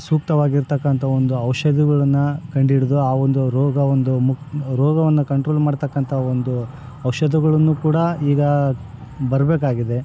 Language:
Kannada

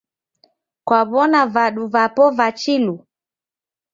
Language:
Taita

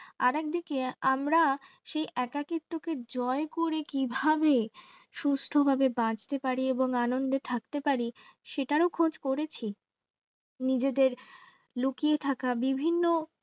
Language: Bangla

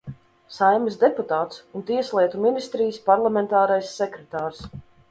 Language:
Latvian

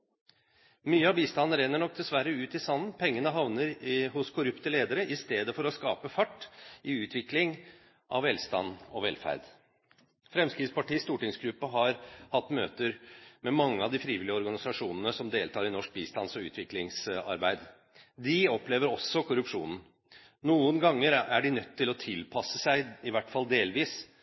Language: Norwegian Bokmål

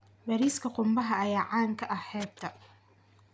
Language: Somali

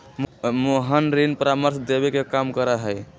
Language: Magahi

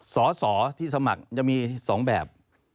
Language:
Thai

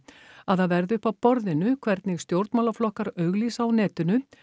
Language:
Icelandic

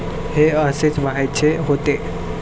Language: Marathi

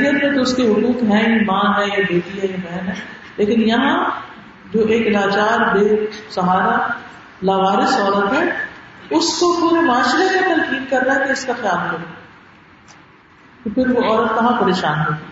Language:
Urdu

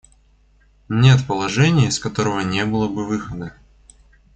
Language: Russian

